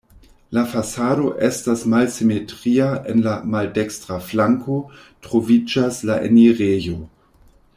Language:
Esperanto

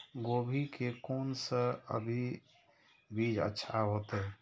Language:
Maithili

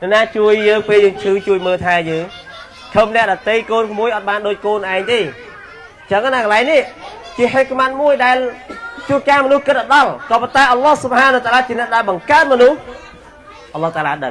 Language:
Vietnamese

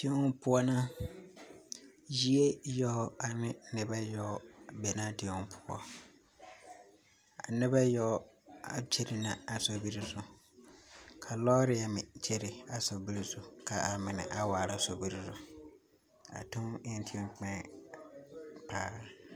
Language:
Southern Dagaare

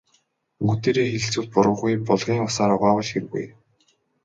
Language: Mongolian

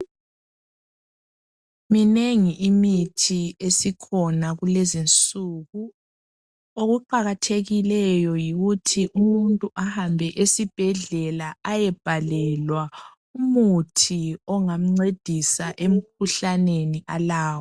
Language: North Ndebele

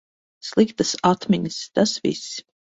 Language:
Latvian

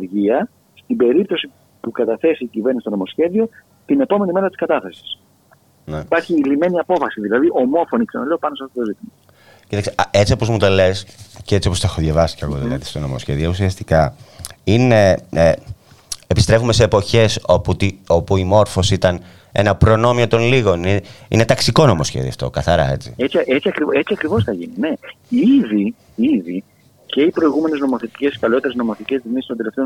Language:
Greek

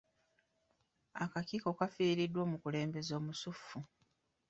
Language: Ganda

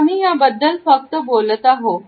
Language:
Marathi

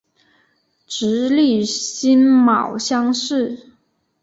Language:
Chinese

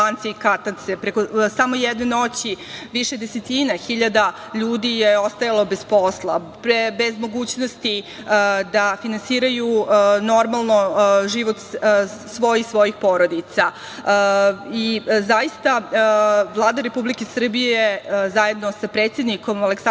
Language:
Serbian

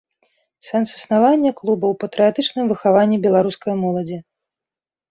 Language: Belarusian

